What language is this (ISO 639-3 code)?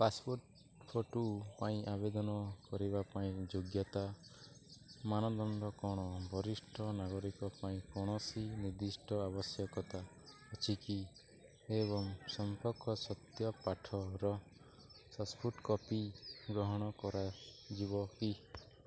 ori